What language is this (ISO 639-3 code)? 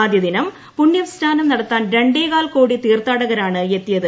mal